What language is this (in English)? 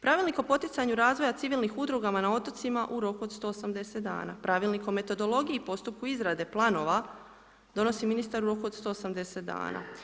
Croatian